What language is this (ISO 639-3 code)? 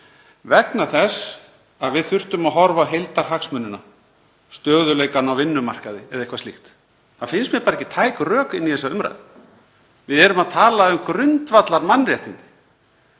isl